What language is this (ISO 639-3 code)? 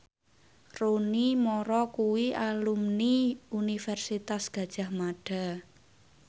jav